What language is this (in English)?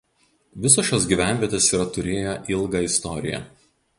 Lithuanian